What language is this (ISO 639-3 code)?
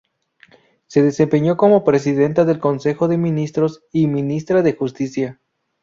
spa